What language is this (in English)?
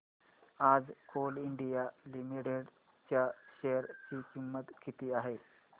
Marathi